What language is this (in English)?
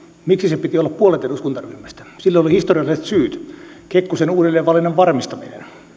Finnish